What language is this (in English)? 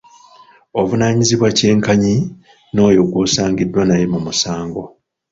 Ganda